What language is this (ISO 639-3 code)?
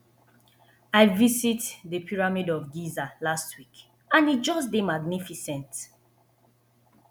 pcm